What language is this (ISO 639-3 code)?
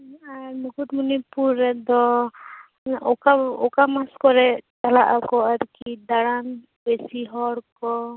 sat